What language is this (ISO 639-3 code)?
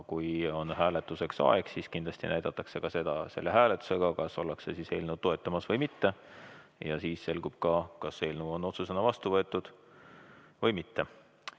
est